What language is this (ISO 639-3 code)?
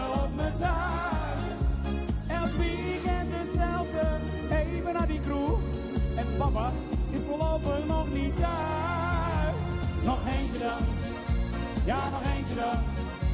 nld